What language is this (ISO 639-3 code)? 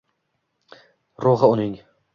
uzb